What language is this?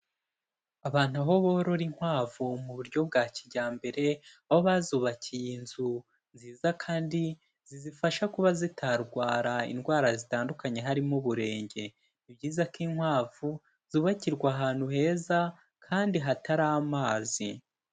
Kinyarwanda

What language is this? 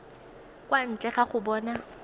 Tswana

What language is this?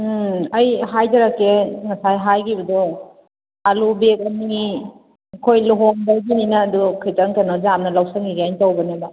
Manipuri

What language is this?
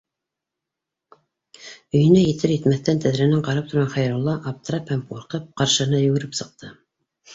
Bashkir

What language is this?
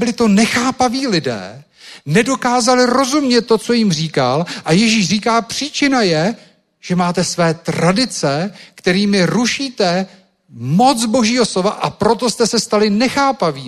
Czech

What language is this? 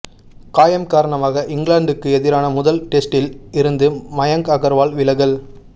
Tamil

